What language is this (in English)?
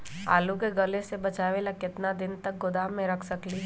Magahi